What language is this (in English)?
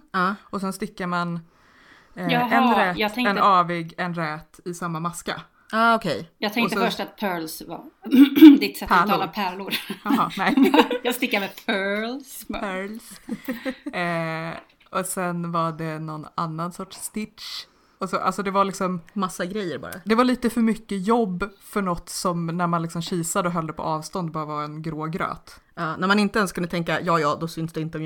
Swedish